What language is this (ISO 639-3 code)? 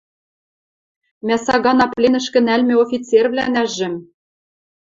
mrj